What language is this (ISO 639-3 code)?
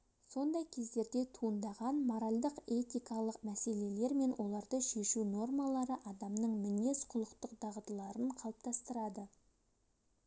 kaz